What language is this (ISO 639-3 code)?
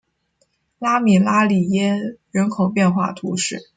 zho